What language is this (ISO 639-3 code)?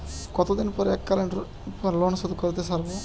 ben